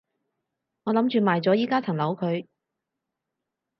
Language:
Cantonese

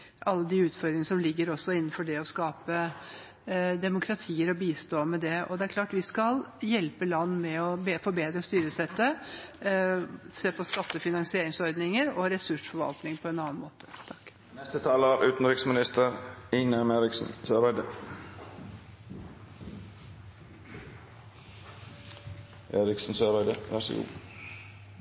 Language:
Norwegian Bokmål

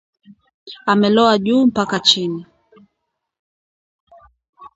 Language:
Swahili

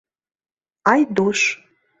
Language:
Mari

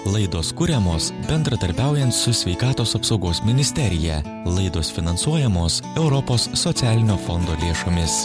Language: Lithuanian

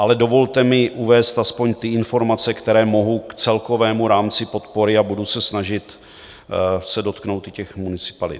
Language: Czech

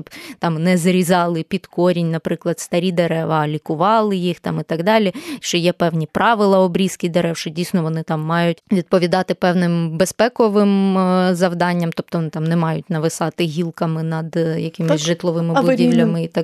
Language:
Ukrainian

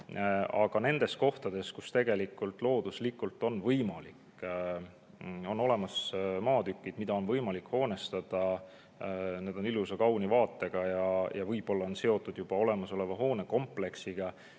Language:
Estonian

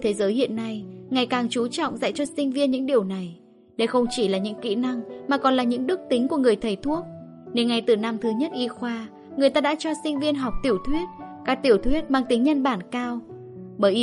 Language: Vietnamese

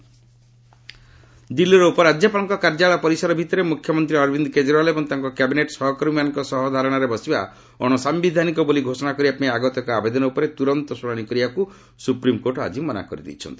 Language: Odia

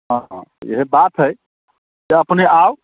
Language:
Maithili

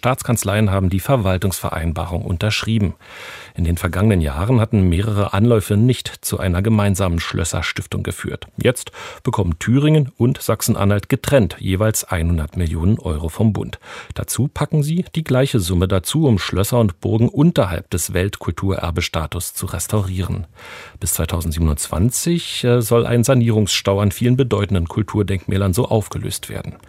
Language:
German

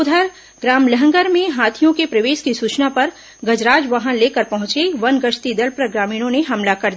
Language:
Hindi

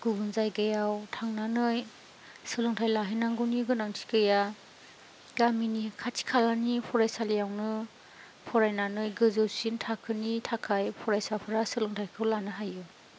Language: Bodo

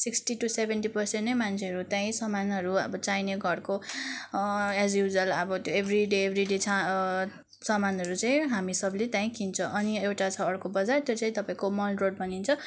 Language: Nepali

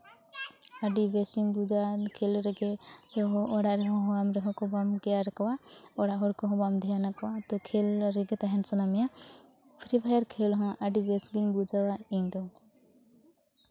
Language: Santali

